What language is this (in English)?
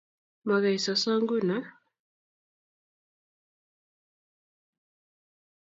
Kalenjin